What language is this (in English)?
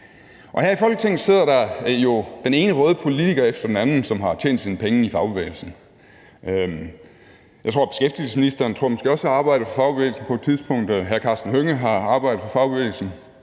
Danish